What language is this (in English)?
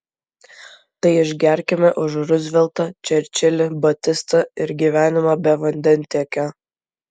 Lithuanian